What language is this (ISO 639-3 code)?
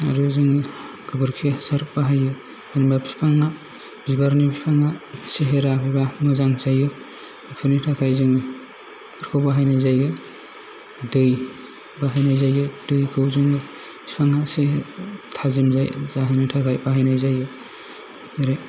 brx